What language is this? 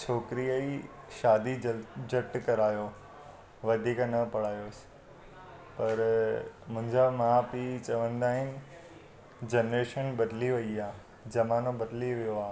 Sindhi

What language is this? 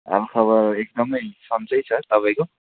Nepali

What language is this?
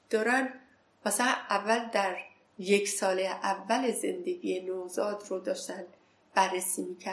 Persian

